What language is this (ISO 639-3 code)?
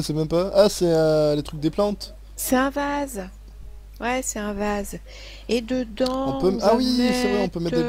fra